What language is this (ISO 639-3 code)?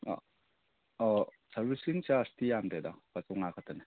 mni